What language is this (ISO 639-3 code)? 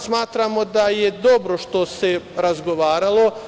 srp